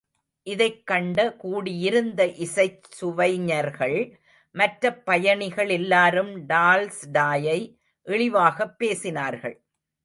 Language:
Tamil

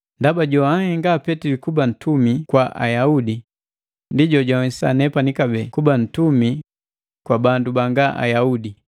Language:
Matengo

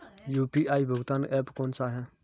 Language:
Hindi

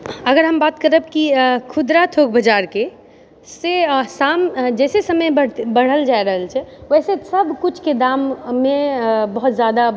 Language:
Maithili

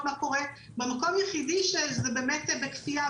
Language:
Hebrew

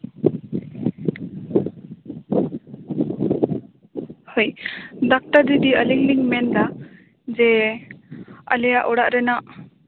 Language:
Santali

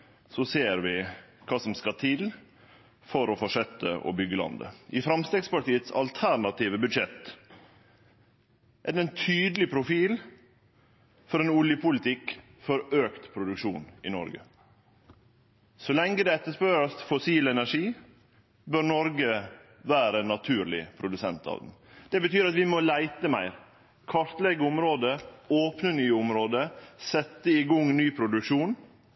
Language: Norwegian Nynorsk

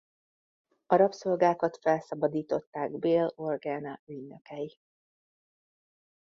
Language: Hungarian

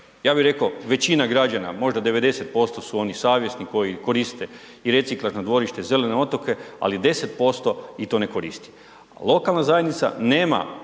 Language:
Croatian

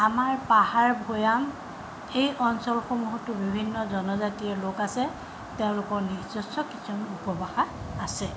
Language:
Assamese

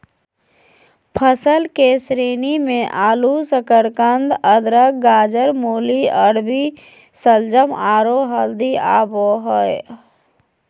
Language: Magahi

